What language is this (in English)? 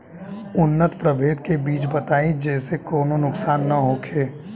Bhojpuri